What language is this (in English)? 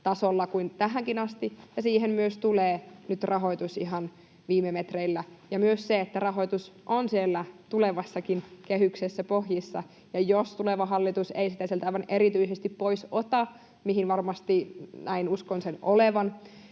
Finnish